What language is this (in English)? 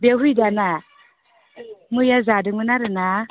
Bodo